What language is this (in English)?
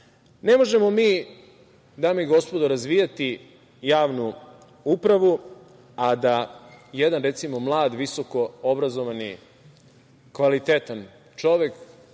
Serbian